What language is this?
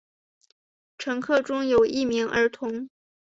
Chinese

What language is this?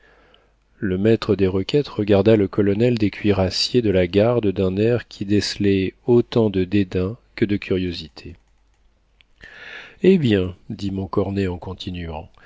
French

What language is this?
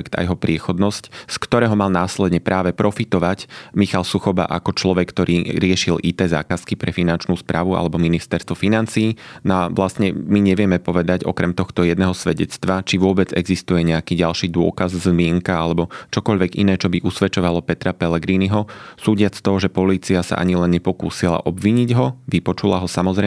Slovak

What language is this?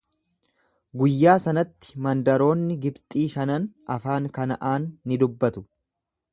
Oromo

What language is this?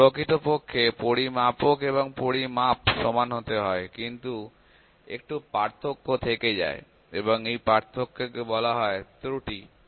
Bangla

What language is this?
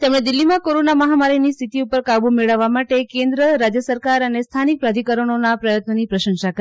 Gujarati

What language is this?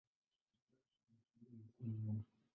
Swahili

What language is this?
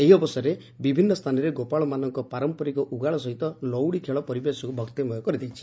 Odia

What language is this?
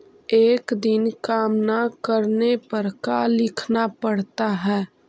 Magahi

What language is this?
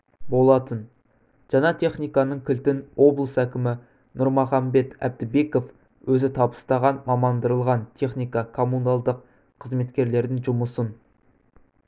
Kazakh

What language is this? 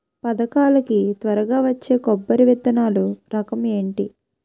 Telugu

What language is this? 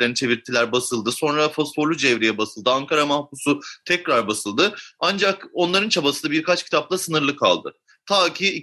Turkish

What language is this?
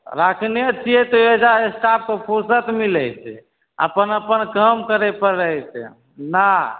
Maithili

